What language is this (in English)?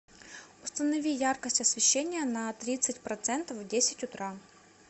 Russian